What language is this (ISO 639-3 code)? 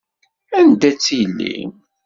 kab